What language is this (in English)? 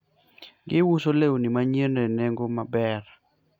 Luo (Kenya and Tanzania)